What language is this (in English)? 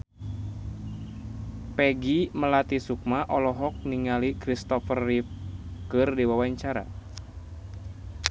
Sundanese